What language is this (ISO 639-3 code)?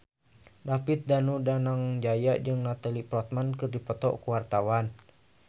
sun